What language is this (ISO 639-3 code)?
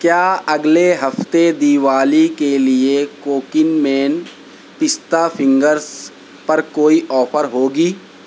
urd